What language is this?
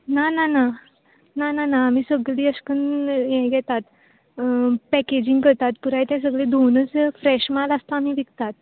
Konkani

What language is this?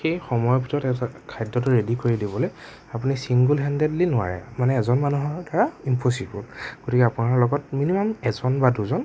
Assamese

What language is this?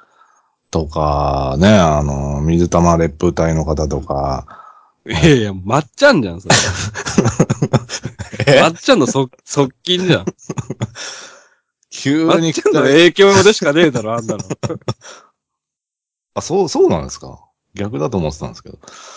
Japanese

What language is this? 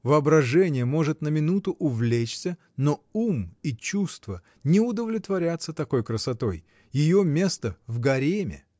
Russian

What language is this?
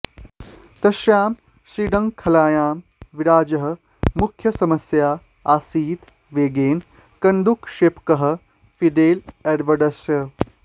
Sanskrit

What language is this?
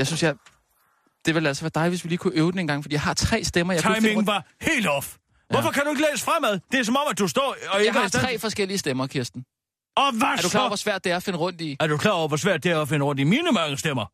Danish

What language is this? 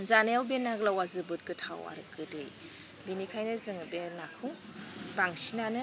Bodo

